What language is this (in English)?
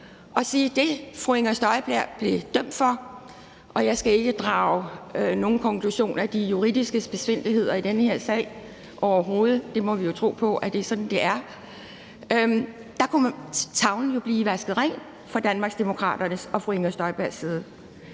Danish